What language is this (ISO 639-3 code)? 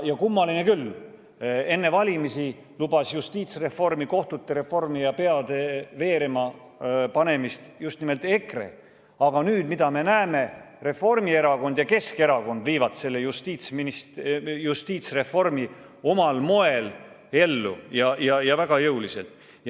est